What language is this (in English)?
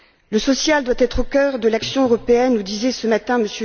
French